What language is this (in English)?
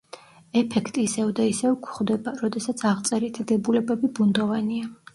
Georgian